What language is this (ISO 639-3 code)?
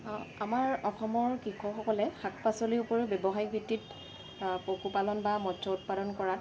asm